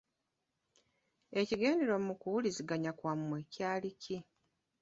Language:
Ganda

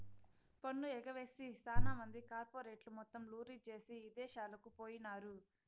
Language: Telugu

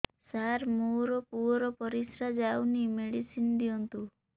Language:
Odia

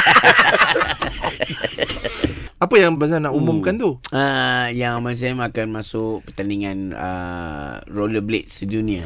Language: Malay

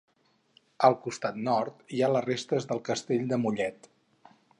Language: Catalan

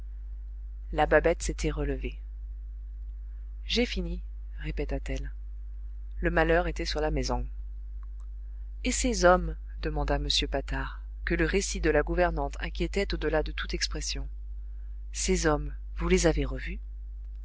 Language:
French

